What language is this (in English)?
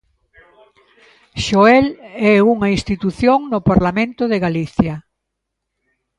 Galician